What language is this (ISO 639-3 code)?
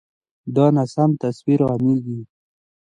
pus